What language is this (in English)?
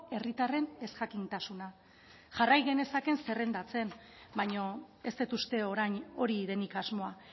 Basque